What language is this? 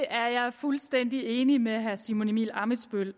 Danish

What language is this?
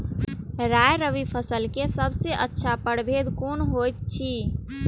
Maithili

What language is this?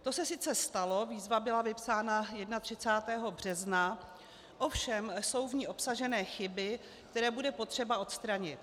Czech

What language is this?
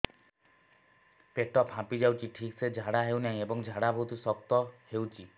Odia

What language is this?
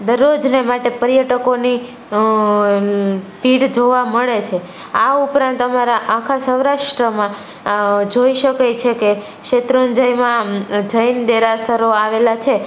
Gujarati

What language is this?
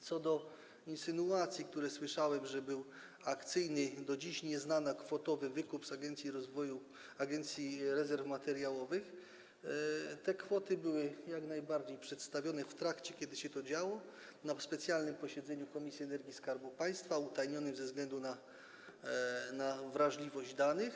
Polish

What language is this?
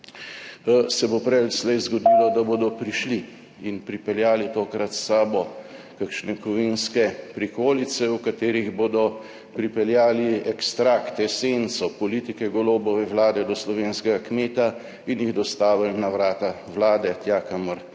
Slovenian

